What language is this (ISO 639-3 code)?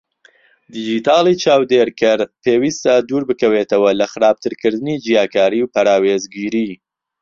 ckb